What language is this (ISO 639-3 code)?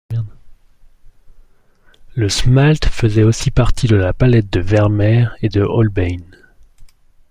fra